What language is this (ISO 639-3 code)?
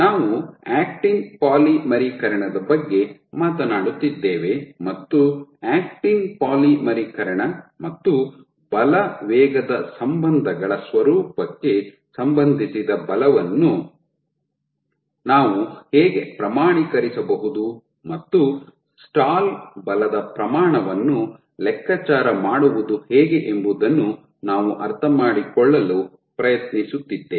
kan